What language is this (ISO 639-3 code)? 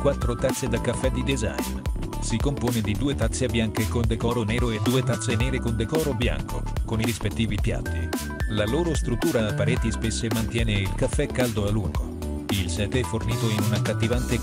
ita